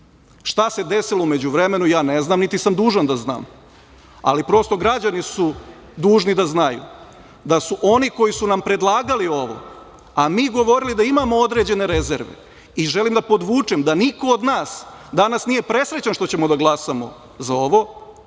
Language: Serbian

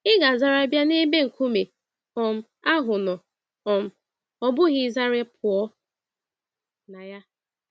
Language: Igbo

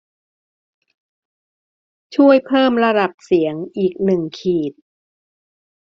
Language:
Thai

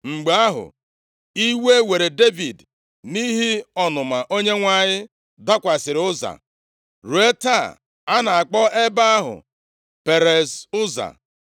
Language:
Igbo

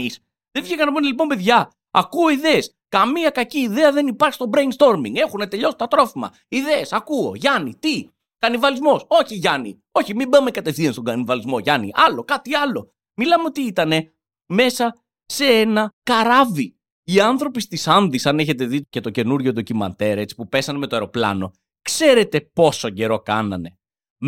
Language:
Greek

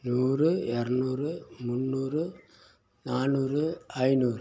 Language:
Tamil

